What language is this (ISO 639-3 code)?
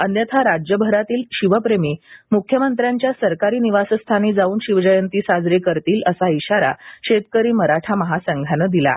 mar